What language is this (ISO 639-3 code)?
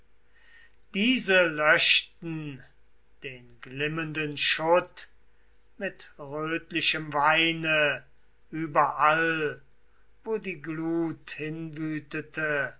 deu